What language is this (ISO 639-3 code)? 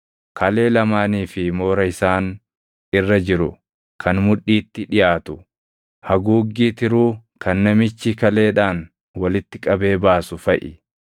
orm